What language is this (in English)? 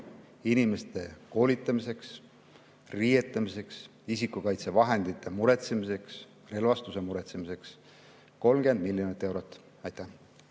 Estonian